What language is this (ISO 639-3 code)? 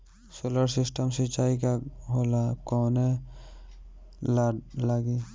bho